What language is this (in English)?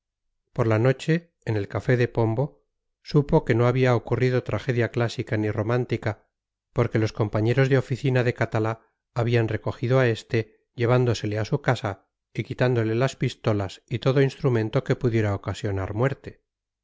Spanish